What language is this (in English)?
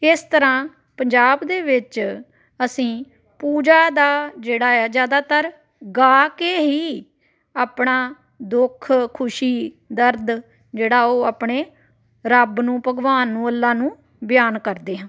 Punjabi